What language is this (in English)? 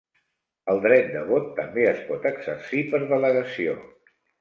Catalan